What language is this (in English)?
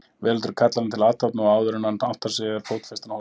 Icelandic